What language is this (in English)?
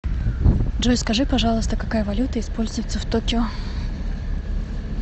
Russian